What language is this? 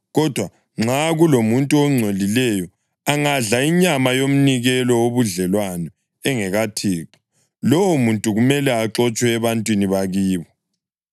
North Ndebele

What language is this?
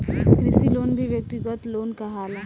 Bhojpuri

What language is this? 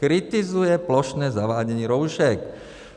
Czech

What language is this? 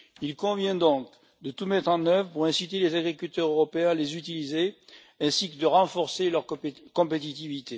French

